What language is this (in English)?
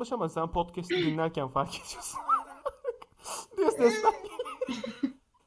Turkish